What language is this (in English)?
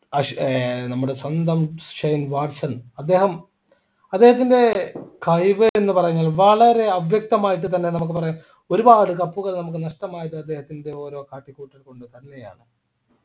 Malayalam